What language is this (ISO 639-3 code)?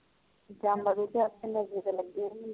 pan